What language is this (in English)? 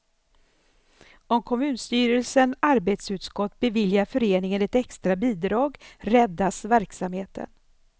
Swedish